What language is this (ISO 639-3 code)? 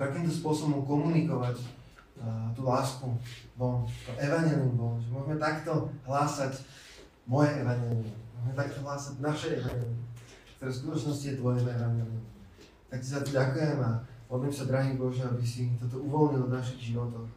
slk